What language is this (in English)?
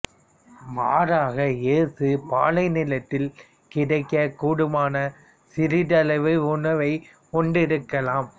Tamil